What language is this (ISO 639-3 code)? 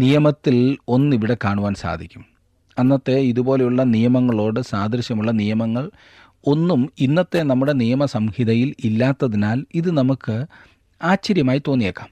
mal